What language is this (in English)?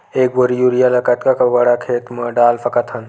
Chhattisgarhi